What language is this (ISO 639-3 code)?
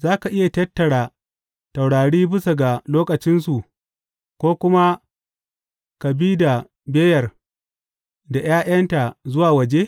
hau